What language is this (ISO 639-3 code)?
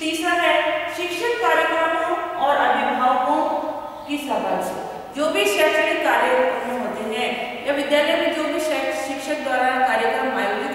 hin